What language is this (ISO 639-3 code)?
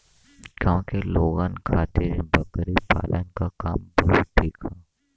bho